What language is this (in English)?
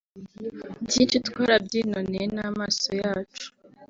Kinyarwanda